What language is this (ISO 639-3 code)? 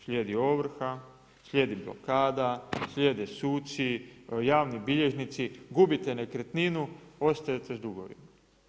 hrv